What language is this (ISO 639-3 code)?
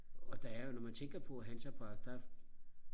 dan